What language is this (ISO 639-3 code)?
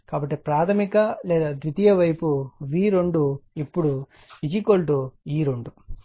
tel